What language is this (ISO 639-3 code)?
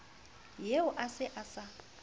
sot